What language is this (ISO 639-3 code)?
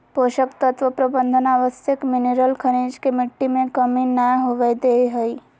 mag